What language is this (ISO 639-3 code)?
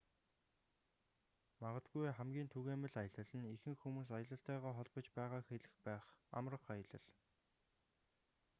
mon